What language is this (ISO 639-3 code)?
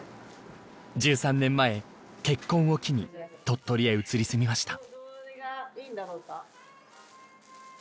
jpn